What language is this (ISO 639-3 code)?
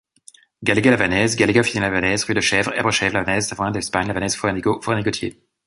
fra